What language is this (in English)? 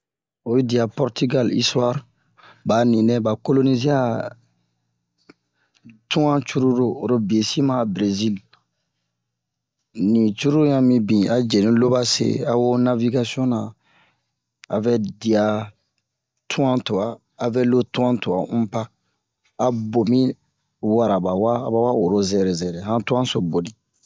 Bomu